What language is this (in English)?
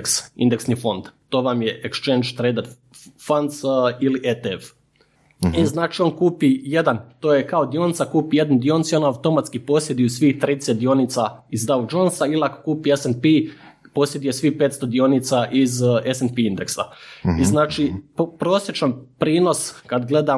Croatian